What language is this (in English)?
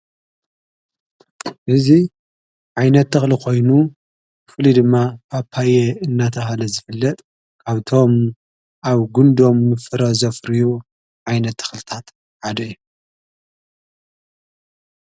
Tigrinya